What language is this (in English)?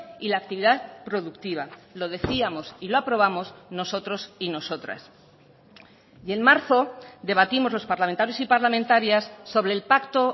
Spanish